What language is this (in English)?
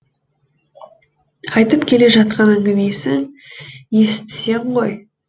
Kazakh